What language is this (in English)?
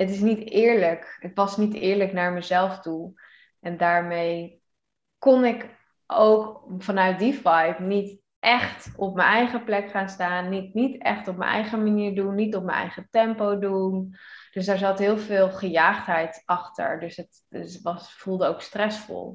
Dutch